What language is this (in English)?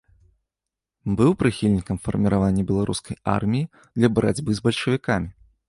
Belarusian